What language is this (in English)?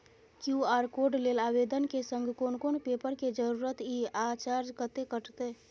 Maithili